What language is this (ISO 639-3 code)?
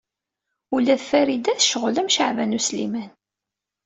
kab